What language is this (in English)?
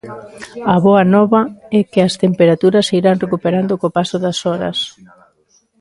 Galician